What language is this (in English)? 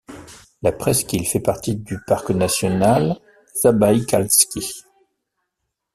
French